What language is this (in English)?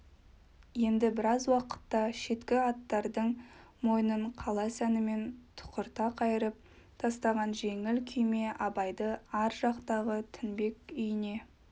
Kazakh